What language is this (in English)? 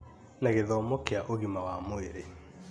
Kikuyu